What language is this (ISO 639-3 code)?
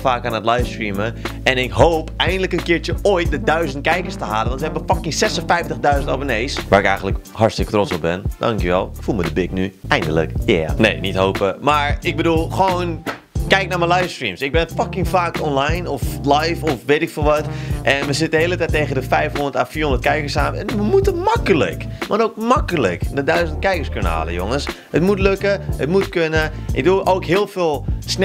nld